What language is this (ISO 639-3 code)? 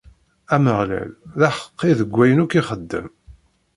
kab